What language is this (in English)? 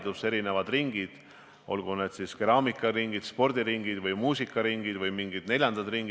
Estonian